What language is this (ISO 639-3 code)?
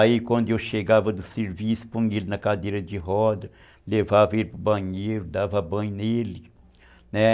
por